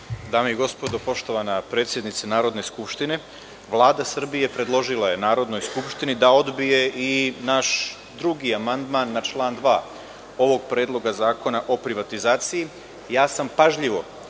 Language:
Serbian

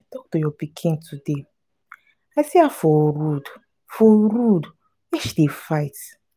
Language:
Nigerian Pidgin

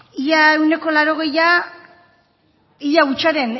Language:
Basque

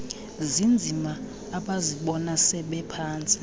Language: Xhosa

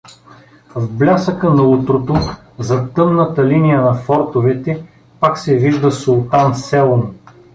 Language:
Bulgarian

